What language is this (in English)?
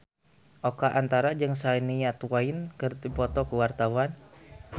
Sundanese